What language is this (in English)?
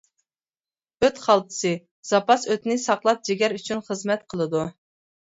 Uyghur